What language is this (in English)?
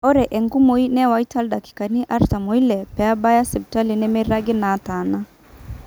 Masai